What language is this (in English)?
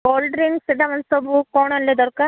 Odia